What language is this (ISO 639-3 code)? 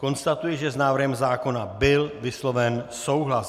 ces